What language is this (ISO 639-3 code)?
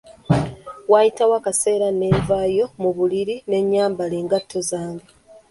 lug